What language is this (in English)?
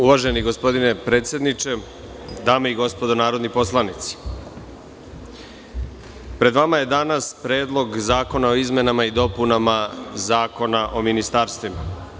Serbian